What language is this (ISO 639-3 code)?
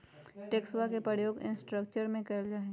mag